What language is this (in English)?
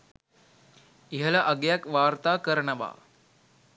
Sinhala